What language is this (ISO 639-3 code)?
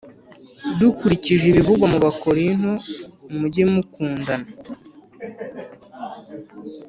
kin